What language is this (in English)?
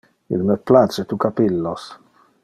Interlingua